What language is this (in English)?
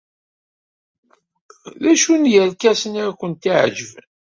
Kabyle